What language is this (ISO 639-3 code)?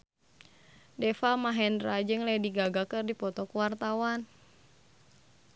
sun